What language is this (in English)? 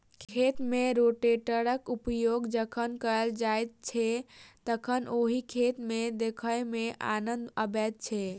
Maithili